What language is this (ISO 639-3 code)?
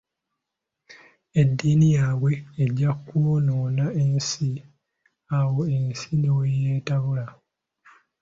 lug